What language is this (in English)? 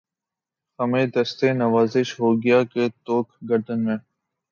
Urdu